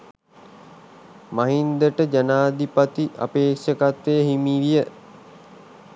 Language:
Sinhala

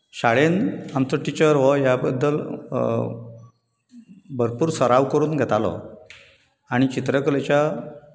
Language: Konkani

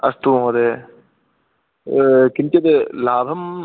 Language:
Sanskrit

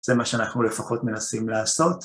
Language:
Hebrew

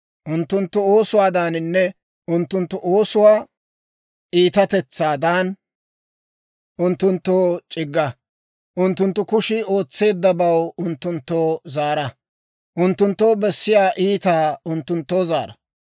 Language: Dawro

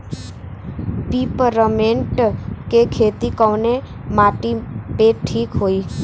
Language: Bhojpuri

